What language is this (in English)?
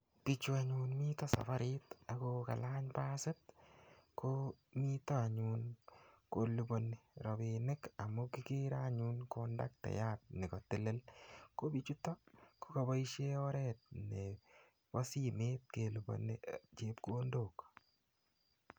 Kalenjin